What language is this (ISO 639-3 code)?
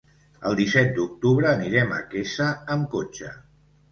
cat